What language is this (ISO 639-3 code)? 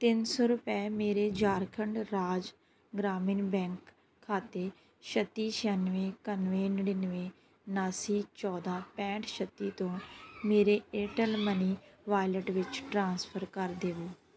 pan